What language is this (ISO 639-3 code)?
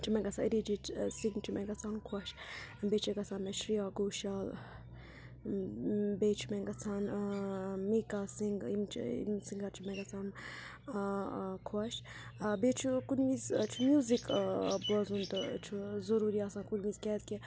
kas